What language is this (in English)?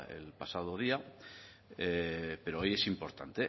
Spanish